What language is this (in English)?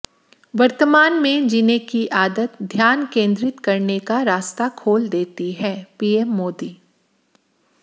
Hindi